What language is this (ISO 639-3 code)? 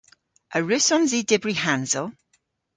cor